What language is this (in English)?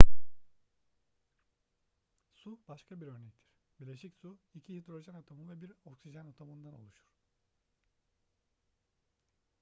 Turkish